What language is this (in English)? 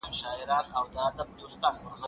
Pashto